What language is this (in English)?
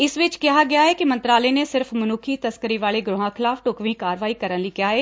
Punjabi